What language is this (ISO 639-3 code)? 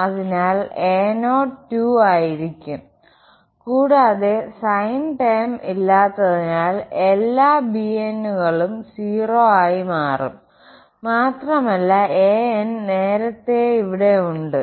mal